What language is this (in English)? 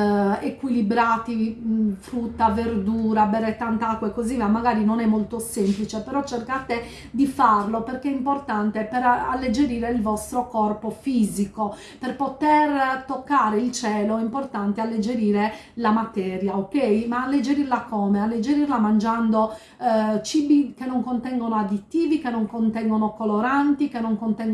Italian